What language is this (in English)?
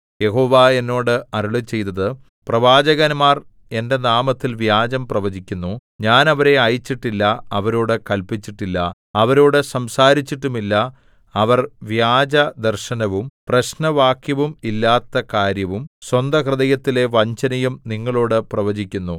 Malayalam